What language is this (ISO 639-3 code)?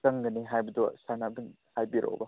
mni